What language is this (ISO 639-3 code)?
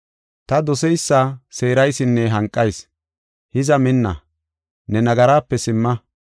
gof